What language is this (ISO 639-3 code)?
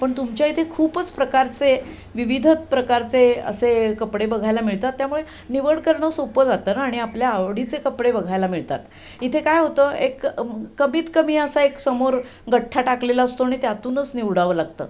mar